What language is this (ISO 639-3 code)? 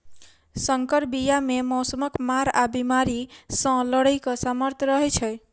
mai